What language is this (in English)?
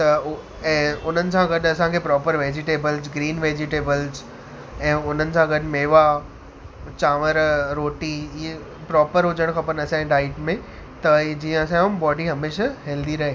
Sindhi